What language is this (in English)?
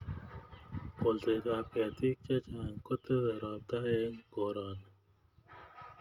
Kalenjin